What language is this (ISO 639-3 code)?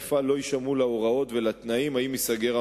heb